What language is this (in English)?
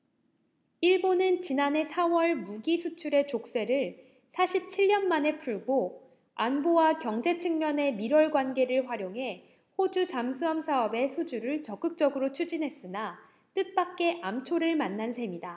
Korean